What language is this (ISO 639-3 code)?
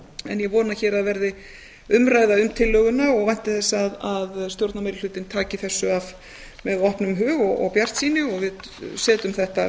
isl